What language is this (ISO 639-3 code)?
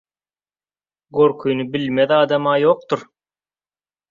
tuk